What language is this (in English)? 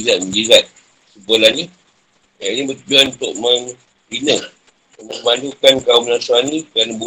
Malay